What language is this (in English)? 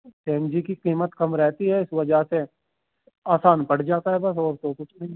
Urdu